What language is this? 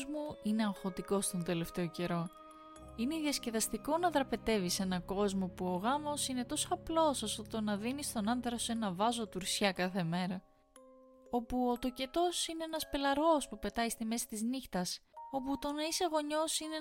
Greek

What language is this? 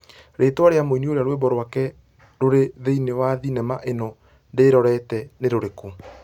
Kikuyu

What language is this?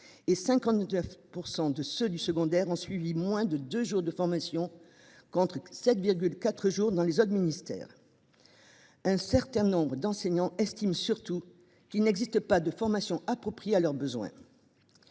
French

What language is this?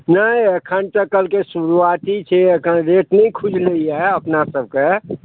Maithili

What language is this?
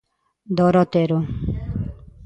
Galician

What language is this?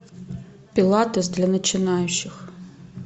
Russian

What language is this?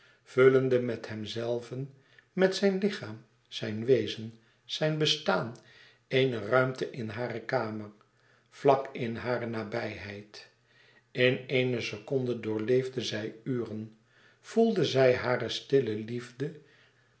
Dutch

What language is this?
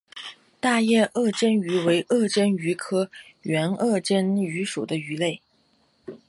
Chinese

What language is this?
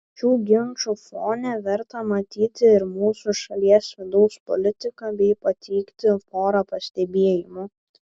Lithuanian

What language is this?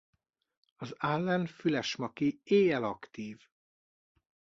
Hungarian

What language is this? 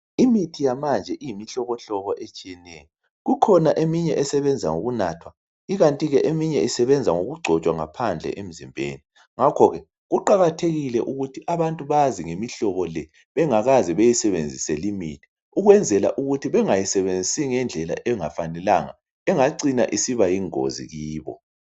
North Ndebele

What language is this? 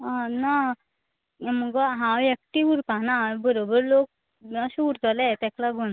Konkani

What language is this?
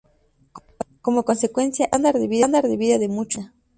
Spanish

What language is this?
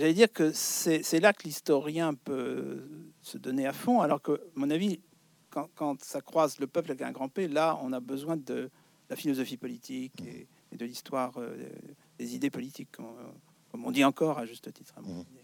French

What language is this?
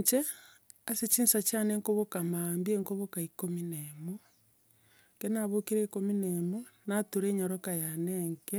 Gusii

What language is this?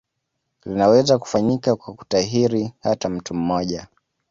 Swahili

